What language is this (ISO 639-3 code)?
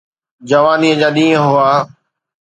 snd